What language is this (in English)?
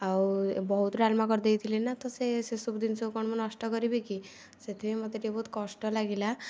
Odia